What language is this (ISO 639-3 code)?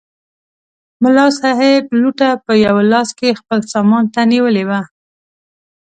pus